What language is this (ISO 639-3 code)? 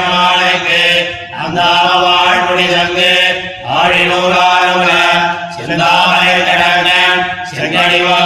tam